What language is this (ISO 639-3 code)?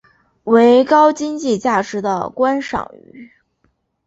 zho